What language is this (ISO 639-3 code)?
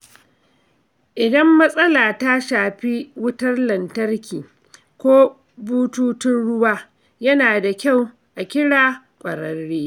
hau